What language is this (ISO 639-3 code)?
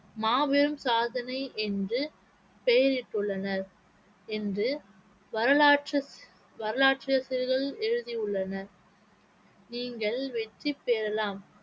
tam